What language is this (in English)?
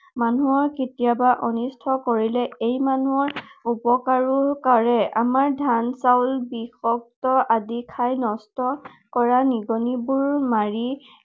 Assamese